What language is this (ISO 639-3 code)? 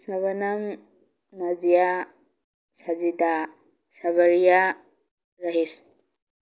mni